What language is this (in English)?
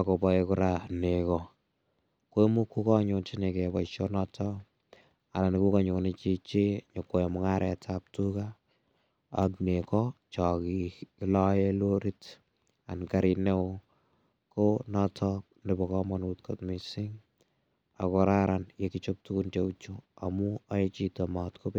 Kalenjin